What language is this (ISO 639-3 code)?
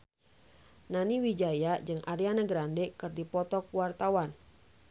sun